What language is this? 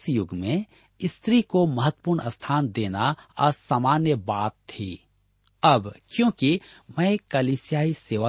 Hindi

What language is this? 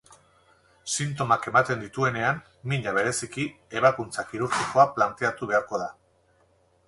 Basque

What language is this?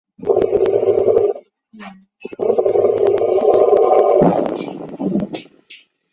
Chinese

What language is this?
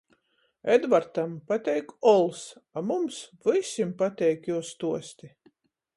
Latgalian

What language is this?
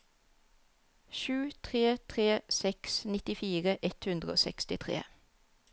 Norwegian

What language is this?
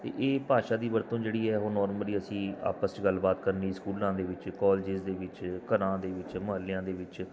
Punjabi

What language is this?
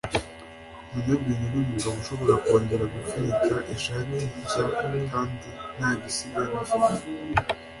Kinyarwanda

